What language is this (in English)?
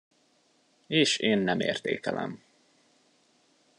Hungarian